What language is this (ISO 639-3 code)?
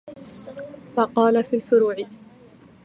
ara